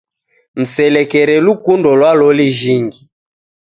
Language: Taita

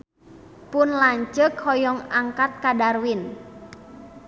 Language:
Sundanese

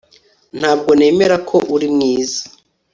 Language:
Kinyarwanda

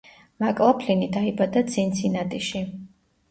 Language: Georgian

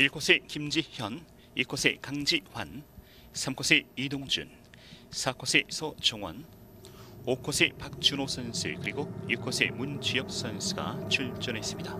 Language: Korean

